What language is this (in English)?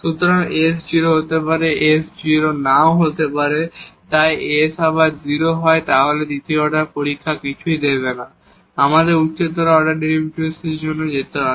Bangla